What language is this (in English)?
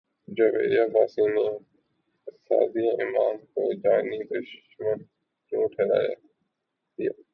Urdu